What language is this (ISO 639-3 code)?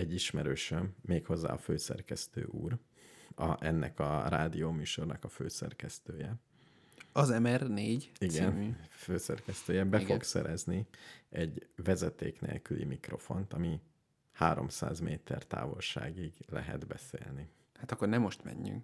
hun